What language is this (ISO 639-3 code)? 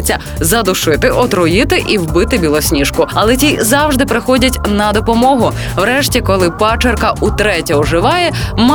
ukr